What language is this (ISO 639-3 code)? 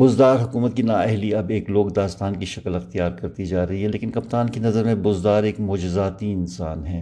urd